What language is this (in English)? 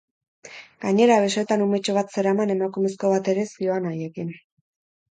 Basque